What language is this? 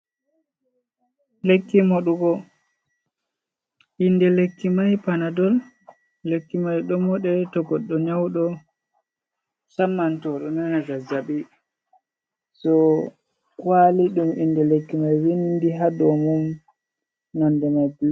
Fula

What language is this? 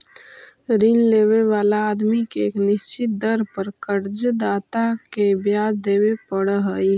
Magahi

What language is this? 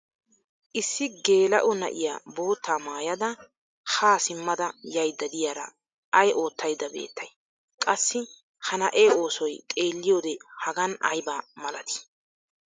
Wolaytta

